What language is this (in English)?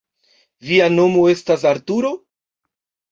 Esperanto